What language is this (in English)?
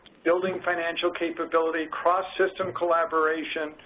English